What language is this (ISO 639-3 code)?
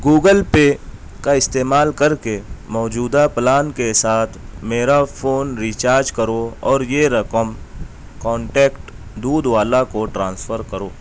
urd